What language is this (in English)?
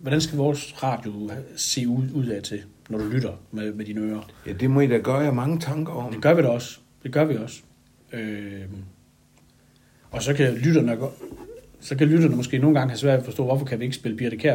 Danish